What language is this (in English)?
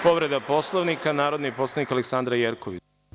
Serbian